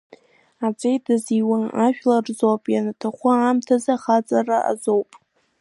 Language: Abkhazian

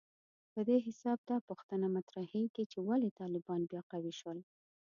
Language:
Pashto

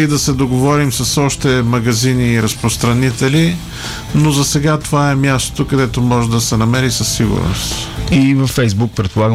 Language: Bulgarian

